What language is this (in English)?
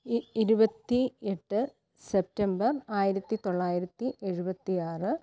Malayalam